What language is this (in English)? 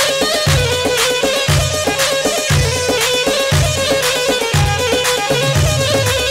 Arabic